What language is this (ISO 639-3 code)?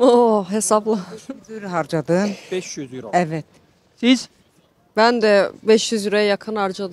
tur